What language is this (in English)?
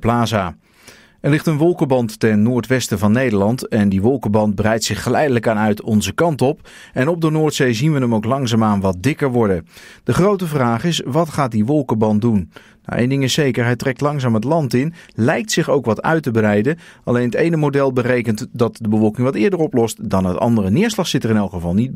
Dutch